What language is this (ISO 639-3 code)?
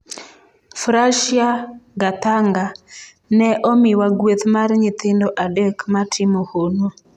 luo